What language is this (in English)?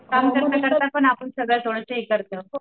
Marathi